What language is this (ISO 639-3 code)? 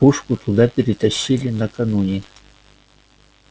rus